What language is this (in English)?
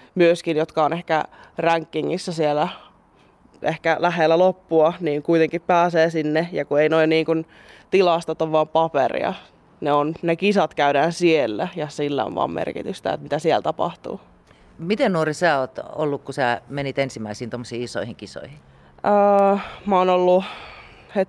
Finnish